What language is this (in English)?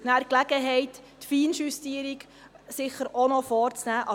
Swiss German